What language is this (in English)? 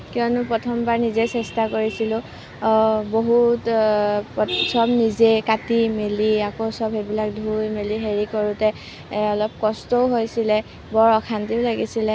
Assamese